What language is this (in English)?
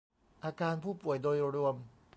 Thai